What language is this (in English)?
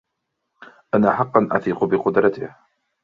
Arabic